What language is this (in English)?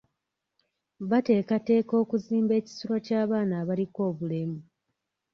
Ganda